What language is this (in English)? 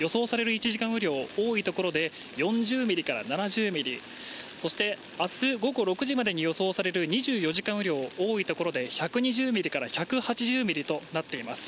Japanese